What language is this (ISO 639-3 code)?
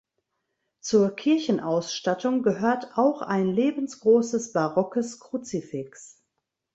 deu